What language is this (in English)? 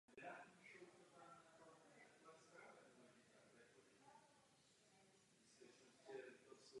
Czech